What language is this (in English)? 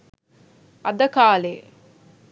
Sinhala